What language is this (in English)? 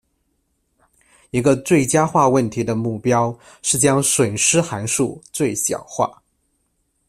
Chinese